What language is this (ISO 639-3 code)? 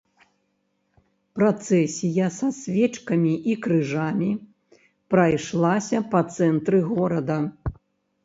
bel